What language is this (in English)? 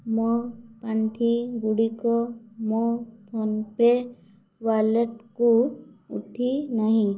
Odia